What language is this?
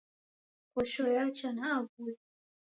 Taita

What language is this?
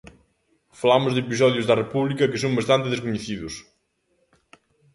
Galician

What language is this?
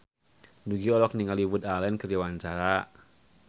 Sundanese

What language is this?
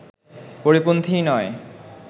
Bangla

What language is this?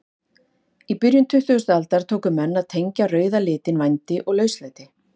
Icelandic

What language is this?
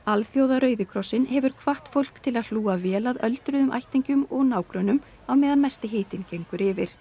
Icelandic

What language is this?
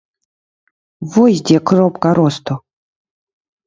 Belarusian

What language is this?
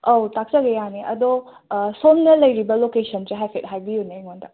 Manipuri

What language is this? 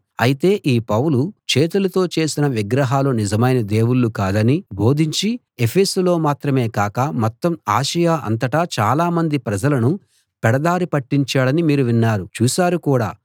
Telugu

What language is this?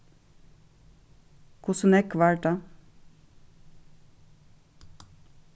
Faroese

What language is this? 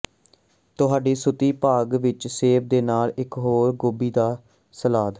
Punjabi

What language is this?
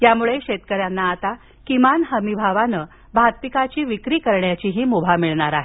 Marathi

